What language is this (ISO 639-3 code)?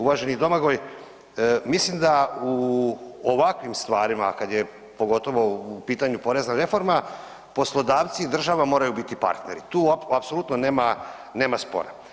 hrv